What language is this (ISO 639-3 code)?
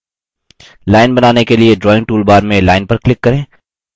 hin